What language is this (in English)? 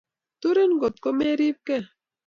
Kalenjin